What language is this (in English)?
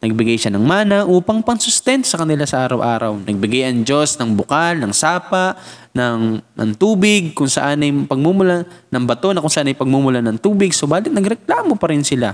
Filipino